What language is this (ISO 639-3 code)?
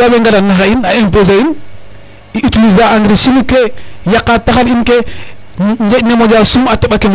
srr